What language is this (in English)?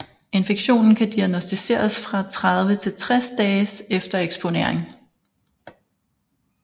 Danish